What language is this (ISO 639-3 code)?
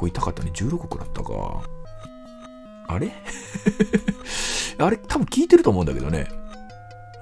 jpn